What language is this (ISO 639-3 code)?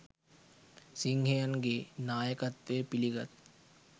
sin